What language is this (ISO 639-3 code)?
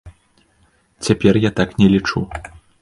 bel